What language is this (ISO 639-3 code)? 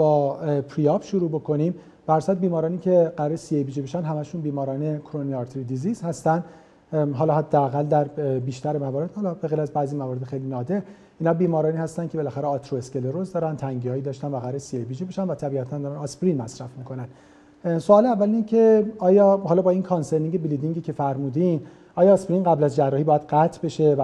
fas